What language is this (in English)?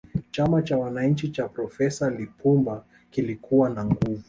Swahili